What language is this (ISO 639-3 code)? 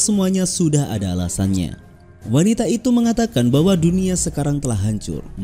ind